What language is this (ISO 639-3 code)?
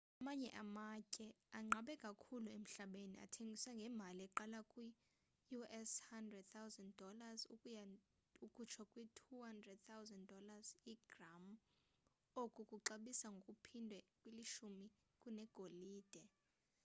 xho